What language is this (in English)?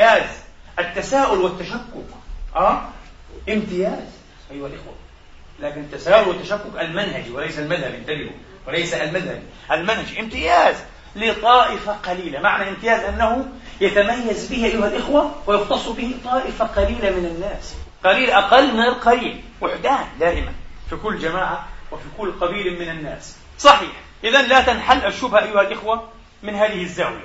Arabic